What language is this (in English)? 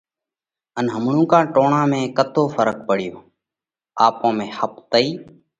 Parkari Koli